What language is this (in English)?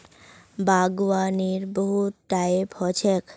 Magahi